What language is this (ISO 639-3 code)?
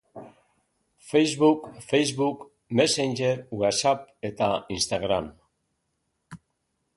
eus